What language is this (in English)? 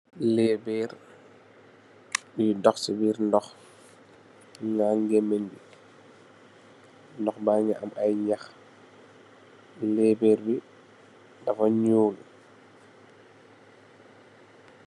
Wolof